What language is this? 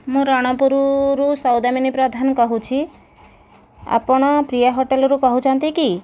Odia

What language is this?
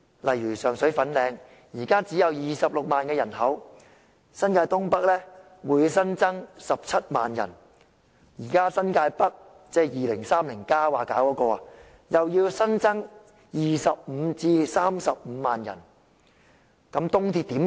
Cantonese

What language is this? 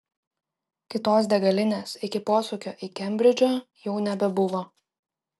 Lithuanian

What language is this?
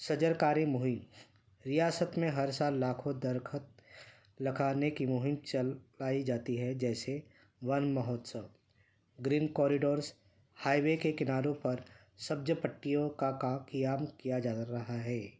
Urdu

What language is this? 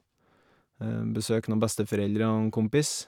Norwegian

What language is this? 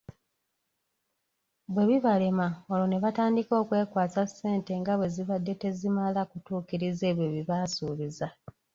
Ganda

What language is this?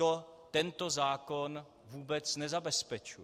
Czech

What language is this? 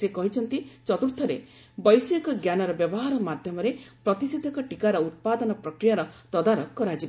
Odia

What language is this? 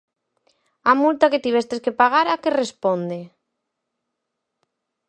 Galician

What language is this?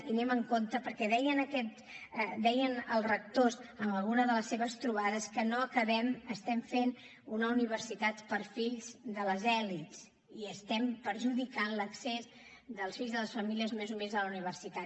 Catalan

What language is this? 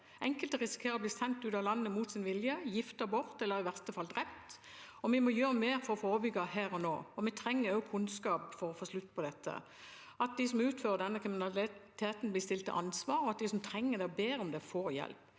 Norwegian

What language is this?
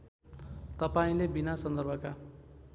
Nepali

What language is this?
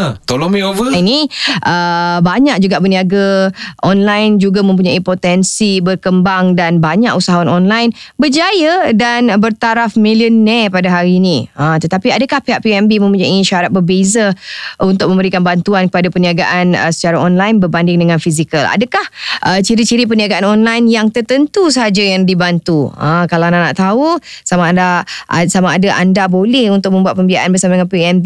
Malay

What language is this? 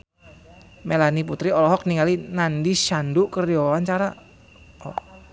Sundanese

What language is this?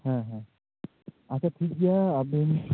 Santali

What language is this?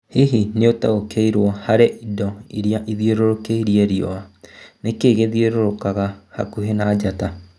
Kikuyu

